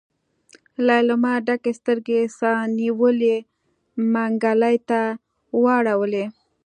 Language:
Pashto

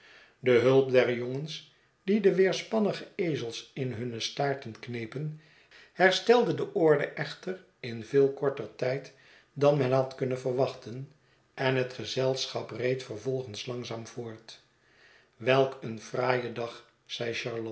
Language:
Dutch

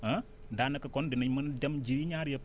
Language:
Wolof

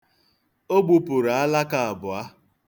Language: Igbo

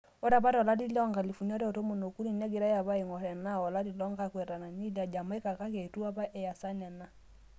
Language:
Masai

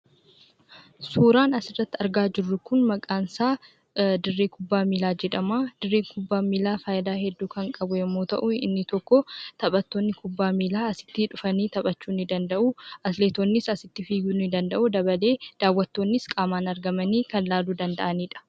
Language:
Oromo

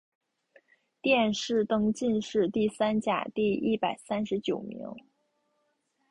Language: Chinese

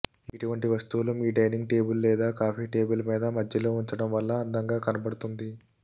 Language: Telugu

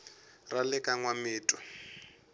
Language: Tsonga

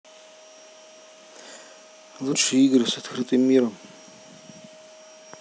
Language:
Russian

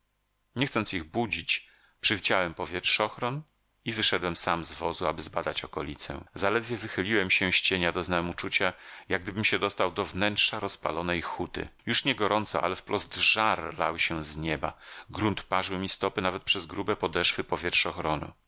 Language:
Polish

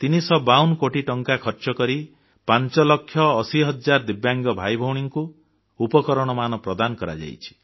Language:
Odia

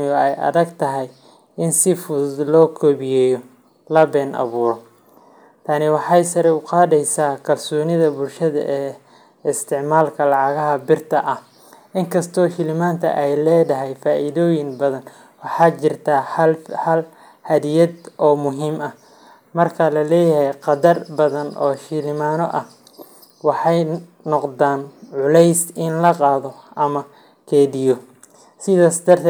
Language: Somali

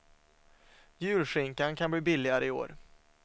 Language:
Swedish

